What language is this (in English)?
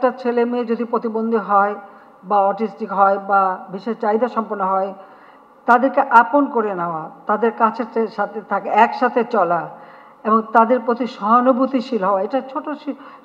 Bangla